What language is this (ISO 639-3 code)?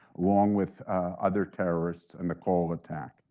eng